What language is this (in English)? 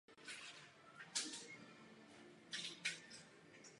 Czech